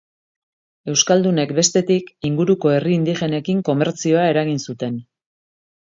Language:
Basque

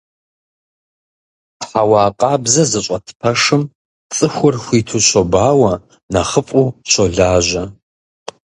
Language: Kabardian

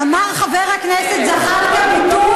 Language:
Hebrew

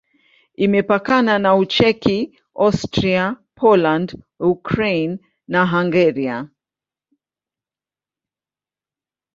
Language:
Swahili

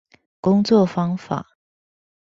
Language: Chinese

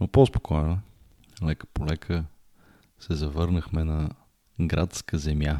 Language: Bulgarian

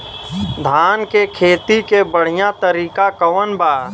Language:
Bhojpuri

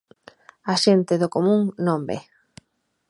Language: Galician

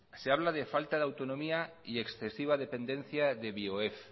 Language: Spanish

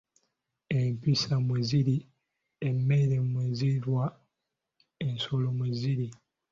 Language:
Ganda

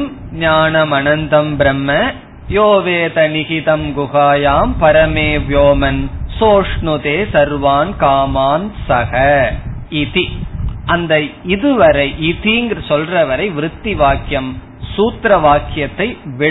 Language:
Tamil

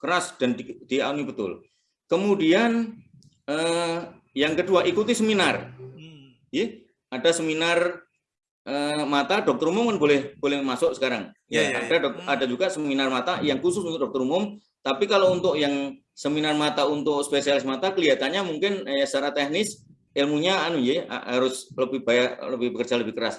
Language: Indonesian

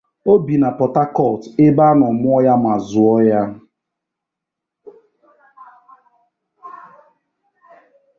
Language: Igbo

